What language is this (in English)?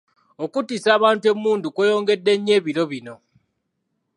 Ganda